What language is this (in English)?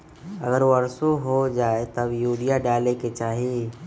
Magahi